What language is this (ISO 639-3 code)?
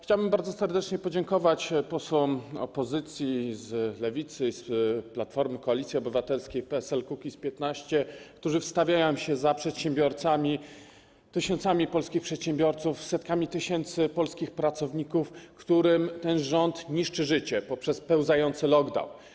pol